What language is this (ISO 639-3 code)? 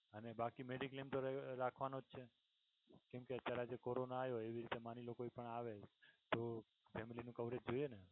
guj